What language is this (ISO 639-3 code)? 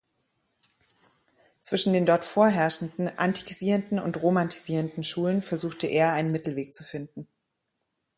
deu